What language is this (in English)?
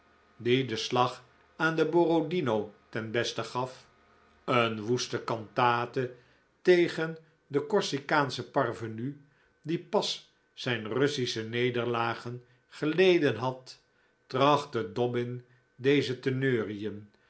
Dutch